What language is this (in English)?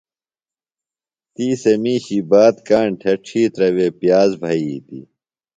Phalura